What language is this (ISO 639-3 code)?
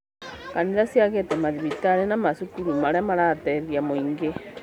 kik